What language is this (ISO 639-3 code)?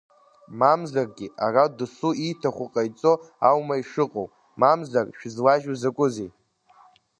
abk